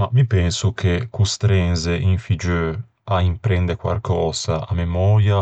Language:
Ligurian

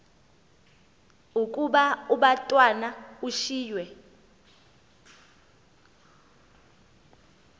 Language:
Xhosa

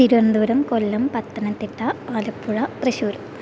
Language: Malayalam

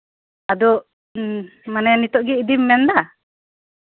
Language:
Santali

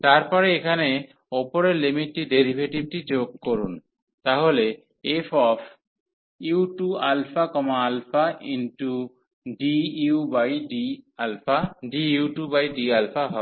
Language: Bangla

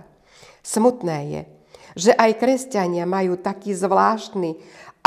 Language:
Slovak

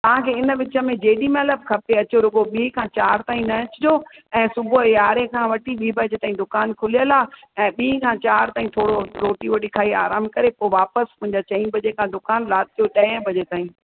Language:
Sindhi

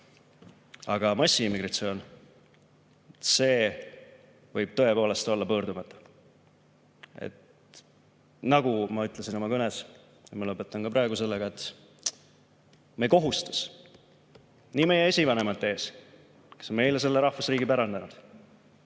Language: Estonian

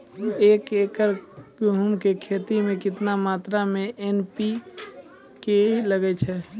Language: Maithili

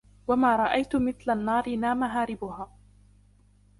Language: Arabic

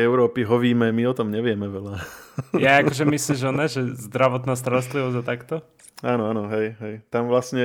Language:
Slovak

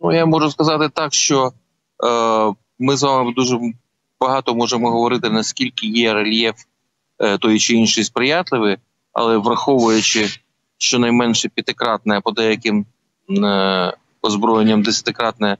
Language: Ukrainian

